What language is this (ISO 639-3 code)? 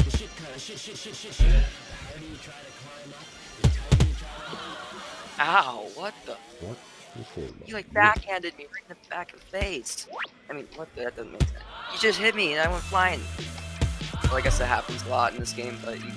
eng